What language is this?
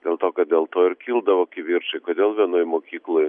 Lithuanian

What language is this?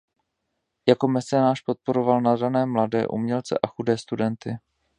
Czech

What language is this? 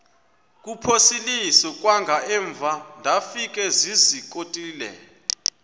Xhosa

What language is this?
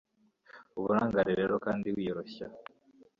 Kinyarwanda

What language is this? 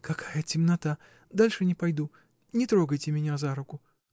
Russian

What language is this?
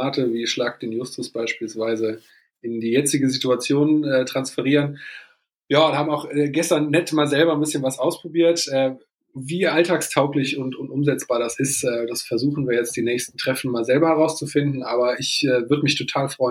German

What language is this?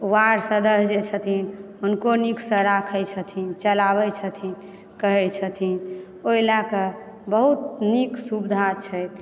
Maithili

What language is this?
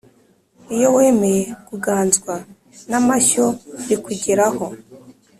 Kinyarwanda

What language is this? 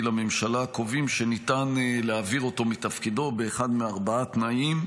Hebrew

